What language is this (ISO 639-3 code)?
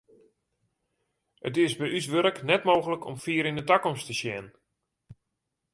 fry